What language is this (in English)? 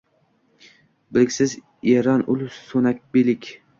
Uzbek